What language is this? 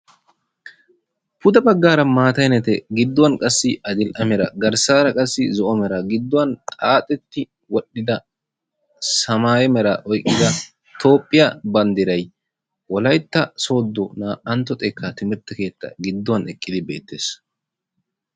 Wolaytta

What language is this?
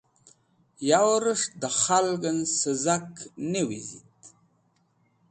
Wakhi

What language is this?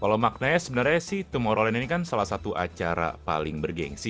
Indonesian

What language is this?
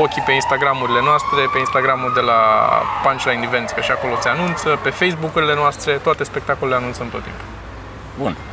Romanian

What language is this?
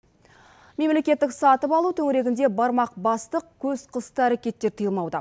Kazakh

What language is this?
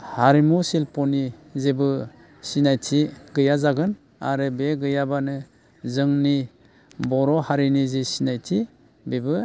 Bodo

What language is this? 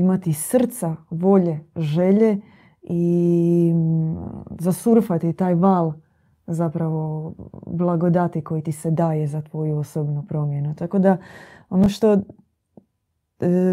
Croatian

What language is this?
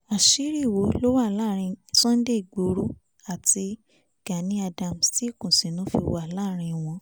Yoruba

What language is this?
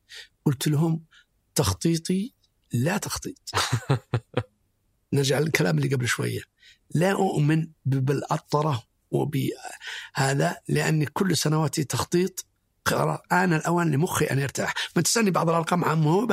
Arabic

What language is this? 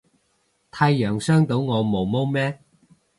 Cantonese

